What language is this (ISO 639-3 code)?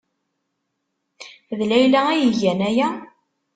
kab